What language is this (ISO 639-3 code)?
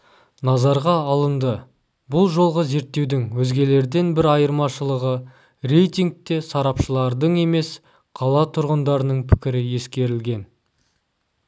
kaz